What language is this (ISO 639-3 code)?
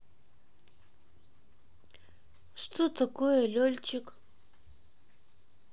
rus